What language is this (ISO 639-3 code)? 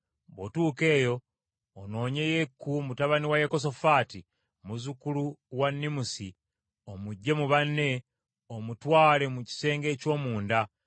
lug